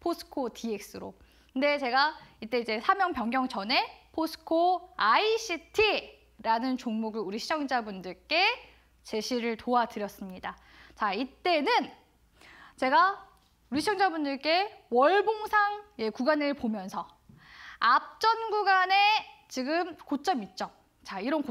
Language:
Korean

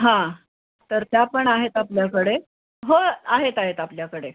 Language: Marathi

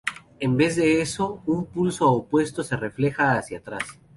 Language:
Spanish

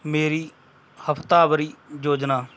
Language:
Punjabi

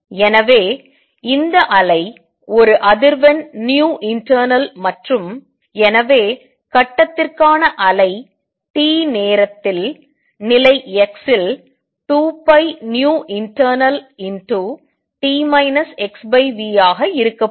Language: Tamil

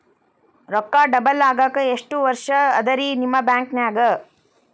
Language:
Kannada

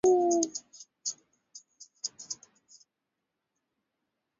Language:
Swahili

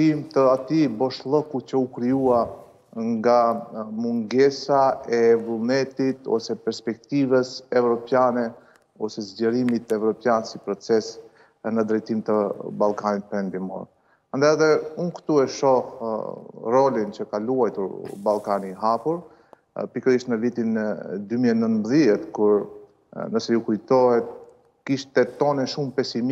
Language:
Romanian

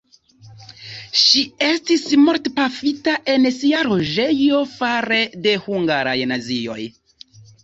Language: Esperanto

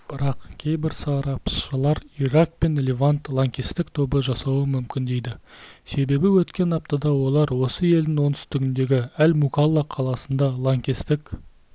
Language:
Kazakh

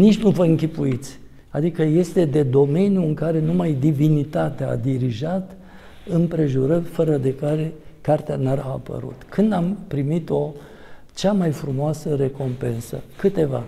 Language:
Romanian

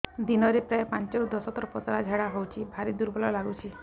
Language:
Odia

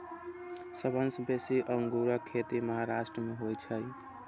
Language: Maithili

